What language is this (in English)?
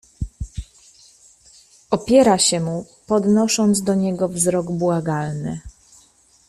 Polish